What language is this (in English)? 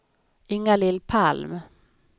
Swedish